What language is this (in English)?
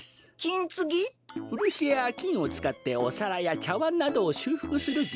Japanese